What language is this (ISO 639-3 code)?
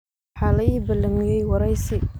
som